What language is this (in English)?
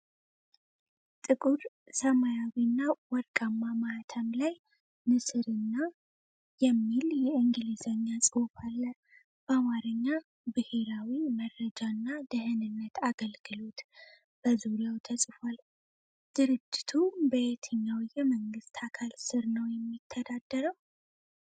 Amharic